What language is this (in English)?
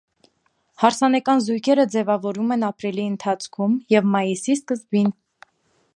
Armenian